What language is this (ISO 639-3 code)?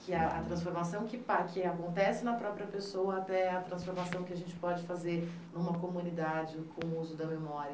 por